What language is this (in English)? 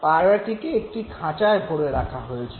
Bangla